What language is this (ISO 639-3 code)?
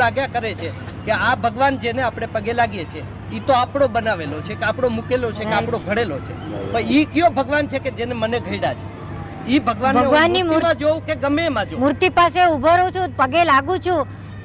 guj